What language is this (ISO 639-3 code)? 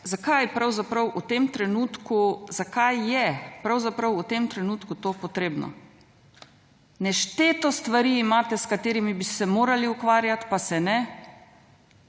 slv